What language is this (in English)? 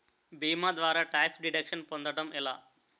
Telugu